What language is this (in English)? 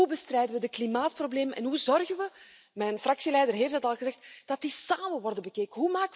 Dutch